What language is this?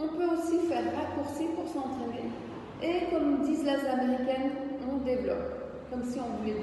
French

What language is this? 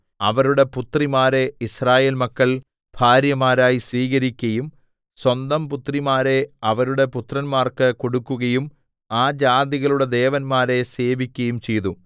Malayalam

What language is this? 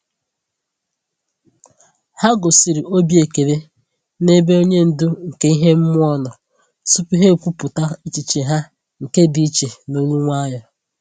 Igbo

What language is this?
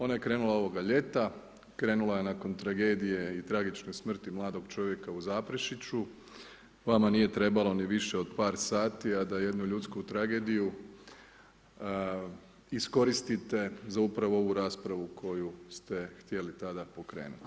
Croatian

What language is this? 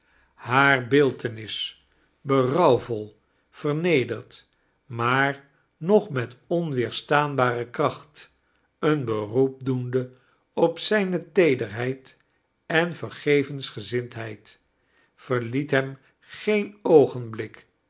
Dutch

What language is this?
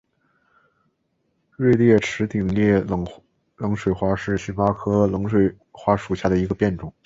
Chinese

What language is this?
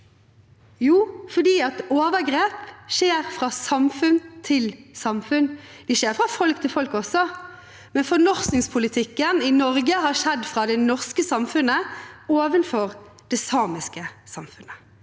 Norwegian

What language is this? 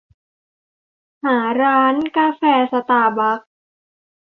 Thai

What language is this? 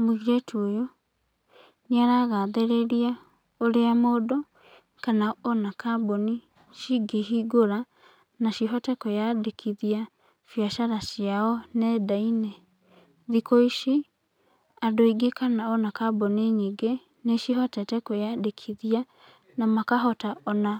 Kikuyu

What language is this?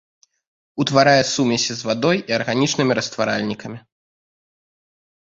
Belarusian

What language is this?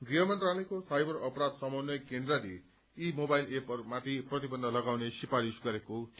Nepali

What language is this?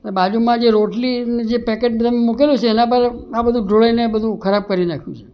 Gujarati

